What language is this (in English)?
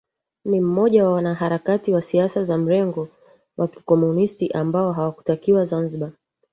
Swahili